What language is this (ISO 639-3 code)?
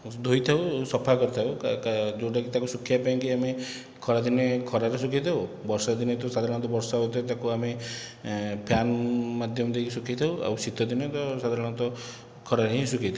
ori